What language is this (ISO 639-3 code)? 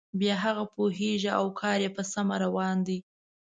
pus